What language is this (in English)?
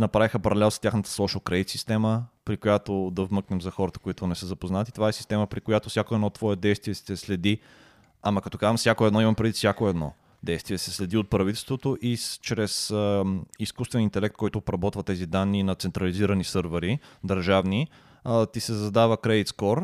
Bulgarian